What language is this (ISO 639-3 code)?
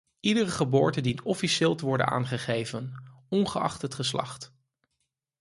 nld